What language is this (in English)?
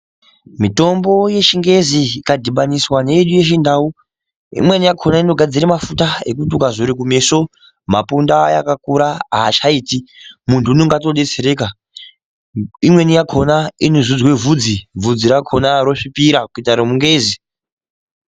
Ndau